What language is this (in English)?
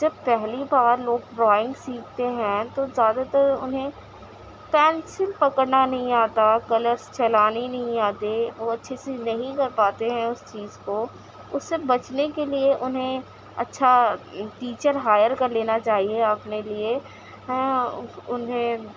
Urdu